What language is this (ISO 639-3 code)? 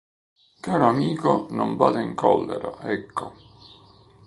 ita